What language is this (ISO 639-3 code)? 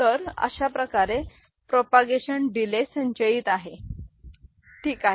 mar